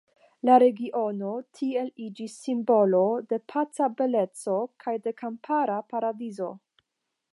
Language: Esperanto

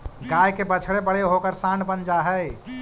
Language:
Magahi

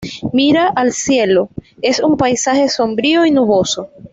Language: Spanish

